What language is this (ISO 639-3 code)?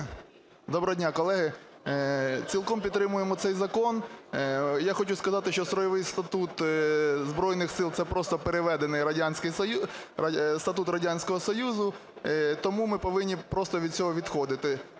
ukr